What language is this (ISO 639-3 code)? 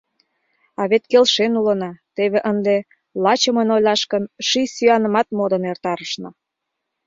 chm